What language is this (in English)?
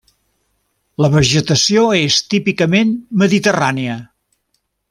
Catalan